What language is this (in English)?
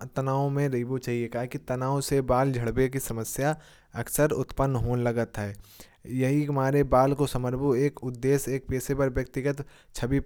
Kanauji